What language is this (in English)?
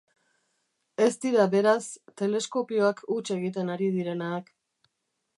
Basque